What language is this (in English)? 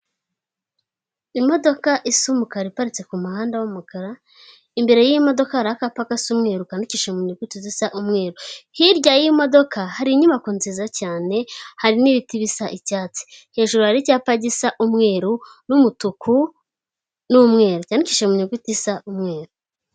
Kinyarwanda